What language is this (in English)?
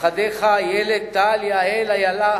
Hebrew